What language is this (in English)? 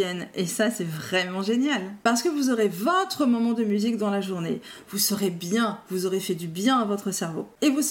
French